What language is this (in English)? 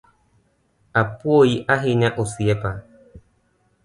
Luo (Kenya and Tanzania)